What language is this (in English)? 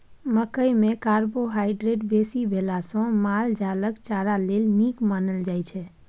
Maithili